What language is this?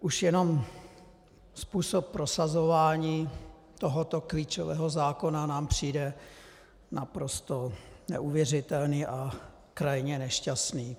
Czech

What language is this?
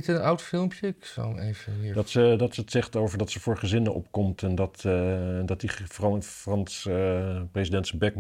Dutch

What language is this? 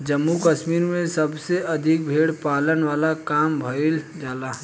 Bhojpuri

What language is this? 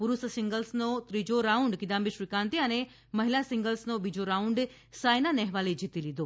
Gujarati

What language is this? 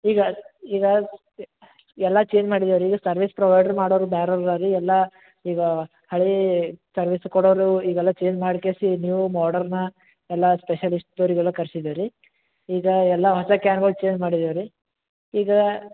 Kannada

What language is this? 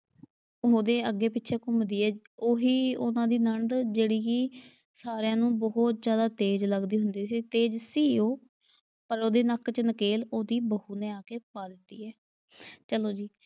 Punjabi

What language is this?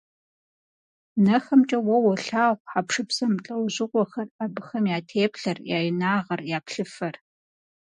Kabardian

